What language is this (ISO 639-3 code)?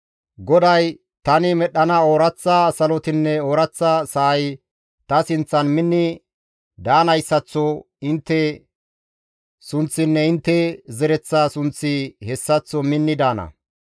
gmv